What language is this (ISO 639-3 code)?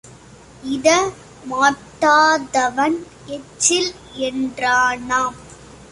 tam